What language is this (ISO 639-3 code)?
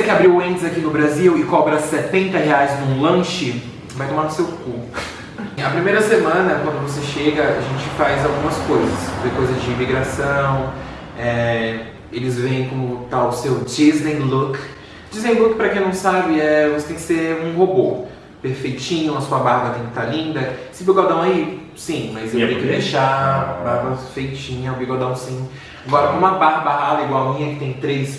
por